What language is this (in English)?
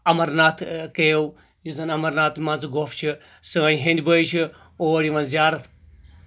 Kashmiri